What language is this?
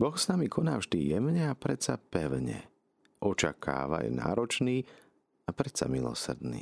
Slovak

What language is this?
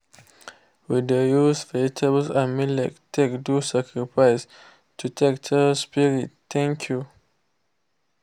Nigerian Pidgin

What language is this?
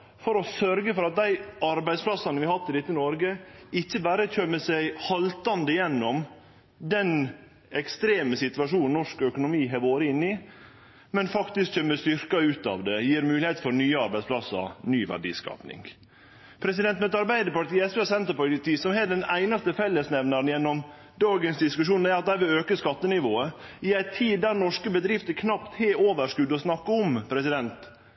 Norwegian Nynorsk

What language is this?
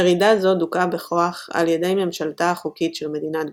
Hebrew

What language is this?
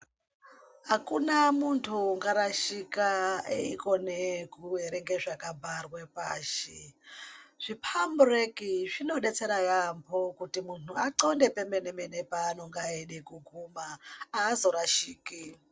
Ndau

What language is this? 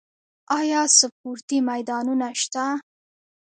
Pashto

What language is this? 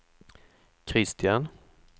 Swedish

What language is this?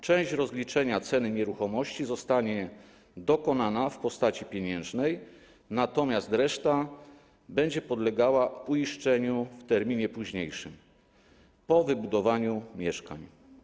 Polish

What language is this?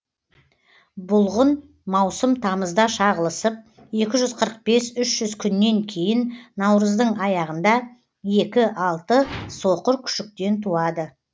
Kazakh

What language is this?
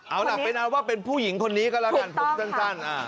Thai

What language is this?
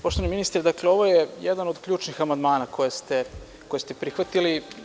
Serbian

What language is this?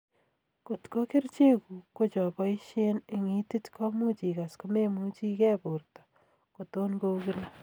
Kalenjin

